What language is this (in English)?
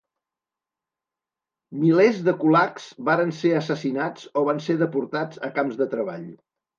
Catalan